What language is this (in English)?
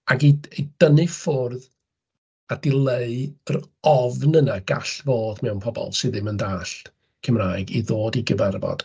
Welsh